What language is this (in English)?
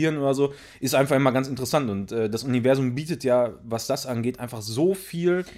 German